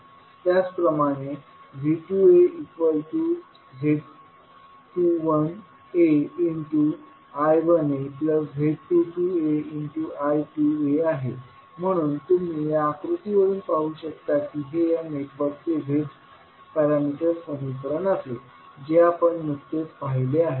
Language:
Marathi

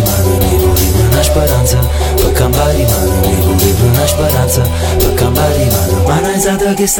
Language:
Italian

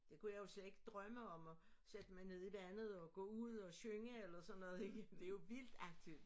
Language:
Danish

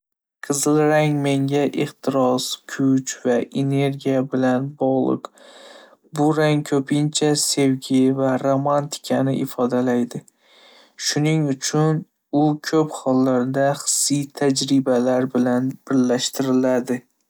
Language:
Uzbek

